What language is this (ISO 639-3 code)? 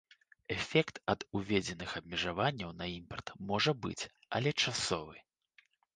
bel